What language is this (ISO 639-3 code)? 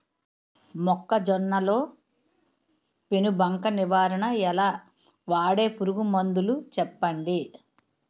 tel